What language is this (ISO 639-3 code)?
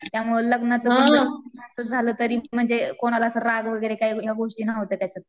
mar